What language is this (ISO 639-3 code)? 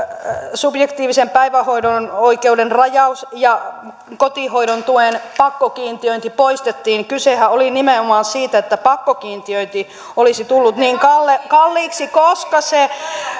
fin